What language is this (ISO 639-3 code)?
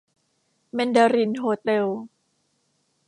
tha